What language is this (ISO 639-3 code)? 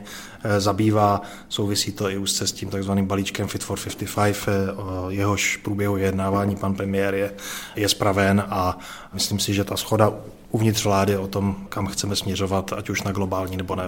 ces